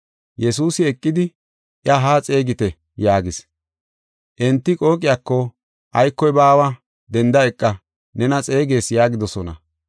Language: Gofa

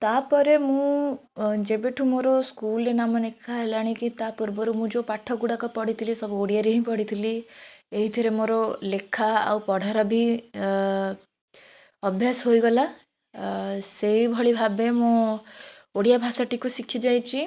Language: Odia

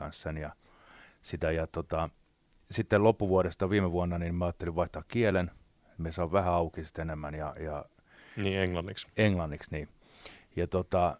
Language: Finnish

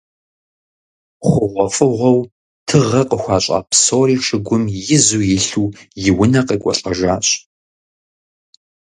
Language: Kabardian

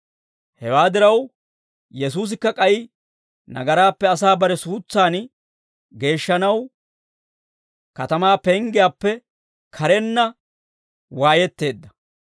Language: Dawro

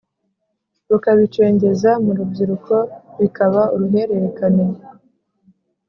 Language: Kinyarwanda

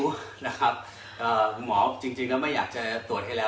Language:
Thai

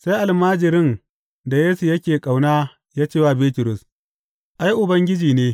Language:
Hausa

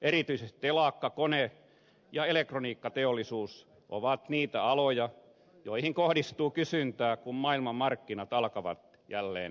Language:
Finnish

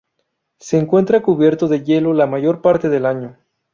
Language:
Spanish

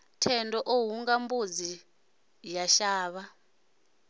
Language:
Venda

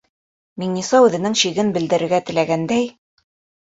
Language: Bashkir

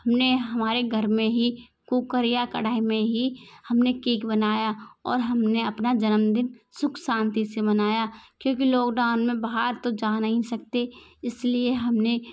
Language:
Hindi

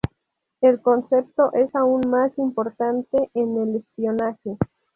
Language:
Spanish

